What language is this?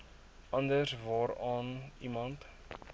Afrikaans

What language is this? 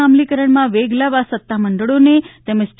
Gujarati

